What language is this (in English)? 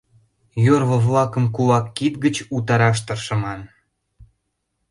Mari